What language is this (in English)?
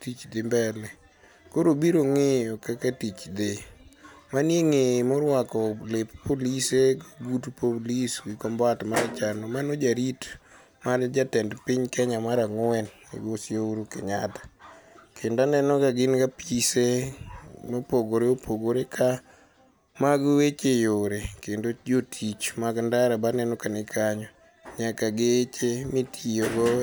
Luo (Kenya and Tanzania)